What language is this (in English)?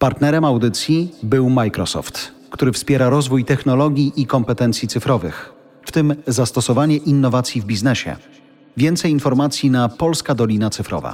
Polish